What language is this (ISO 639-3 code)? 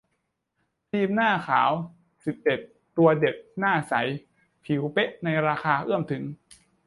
tha